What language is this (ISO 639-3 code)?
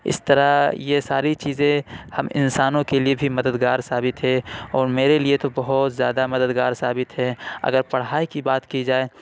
urd